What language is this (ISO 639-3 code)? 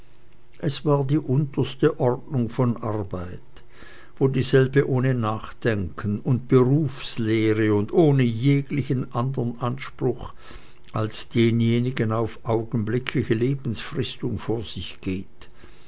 deu